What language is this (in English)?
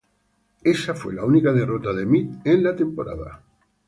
Spanish